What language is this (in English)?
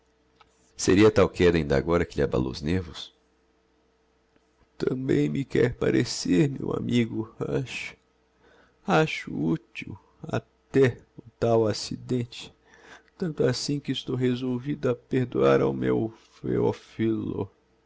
Portuguese